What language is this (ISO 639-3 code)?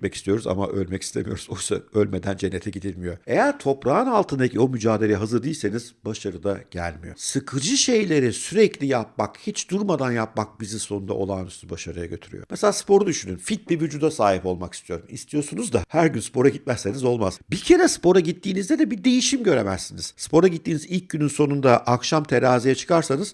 tur